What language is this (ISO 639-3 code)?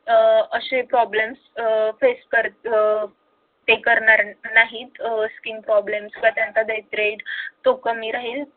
mar